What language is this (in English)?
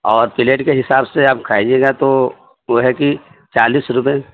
Urdu